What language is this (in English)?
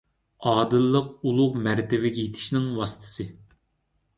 Uyghur